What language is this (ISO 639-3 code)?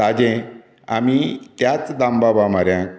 kok